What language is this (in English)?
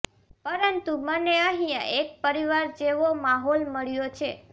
Gujarati